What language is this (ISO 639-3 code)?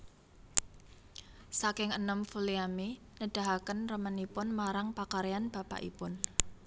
jav